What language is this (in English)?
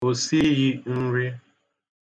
Igbo